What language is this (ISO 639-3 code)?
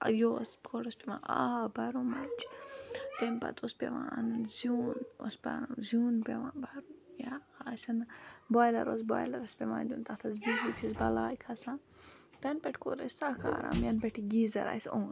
kas